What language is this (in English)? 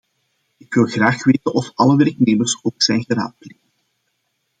Dutch